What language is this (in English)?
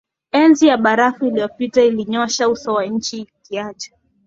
Swahili